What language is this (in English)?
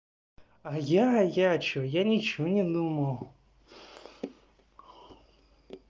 Russian